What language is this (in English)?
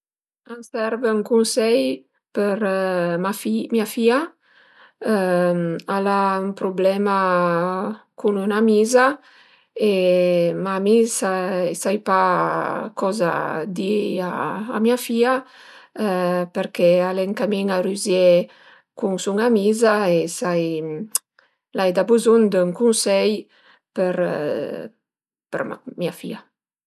Piedmontese